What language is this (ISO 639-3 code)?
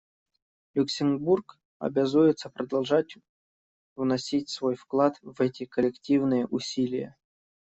rus